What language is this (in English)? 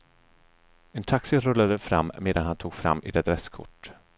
Swedish